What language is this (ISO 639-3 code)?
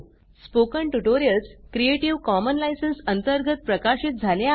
mar